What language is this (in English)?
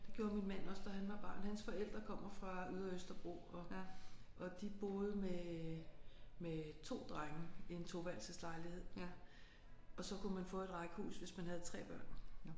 Danish